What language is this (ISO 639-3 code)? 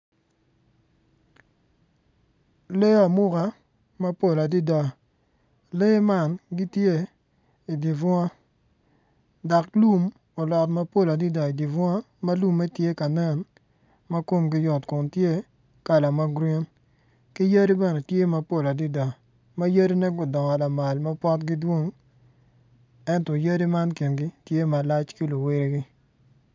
ach